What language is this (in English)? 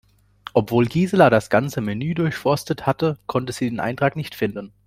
German